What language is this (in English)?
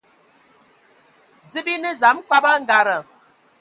Ewondo